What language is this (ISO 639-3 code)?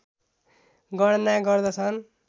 nep